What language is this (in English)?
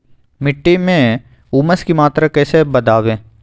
Magahi